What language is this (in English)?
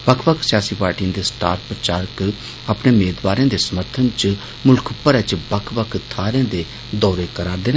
Dogri